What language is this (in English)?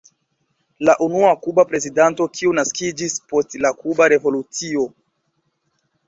Esperanto